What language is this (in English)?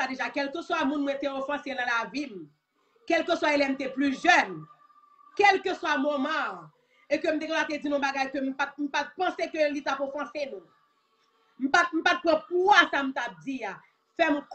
French